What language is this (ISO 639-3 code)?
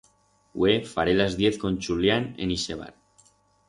arg